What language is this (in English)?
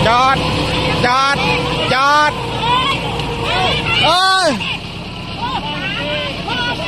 Thai